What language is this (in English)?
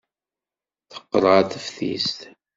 Kabyle